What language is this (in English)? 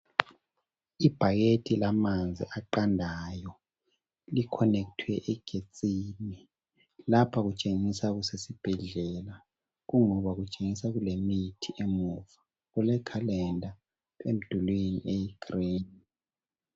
North Ndebele